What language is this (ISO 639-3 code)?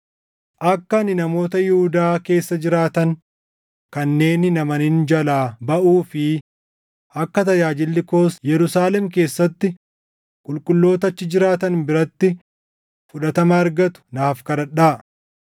orm